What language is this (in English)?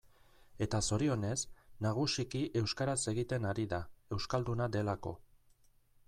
Basque